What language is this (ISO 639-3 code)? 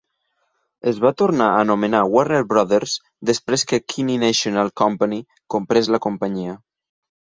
cat